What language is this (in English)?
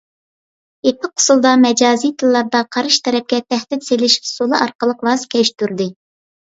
Uyghur